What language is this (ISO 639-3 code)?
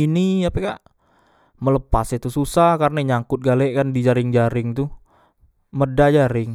mui